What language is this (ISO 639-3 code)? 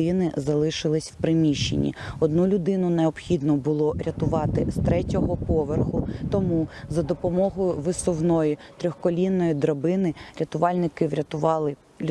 ukr